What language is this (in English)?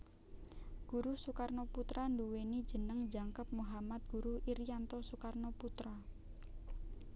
Javanese